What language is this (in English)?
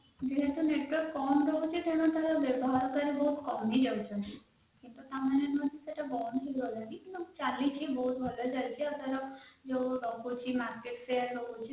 Odia